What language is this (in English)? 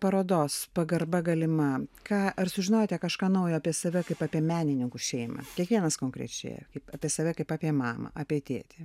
Lithuanian